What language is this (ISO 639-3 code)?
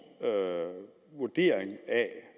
dan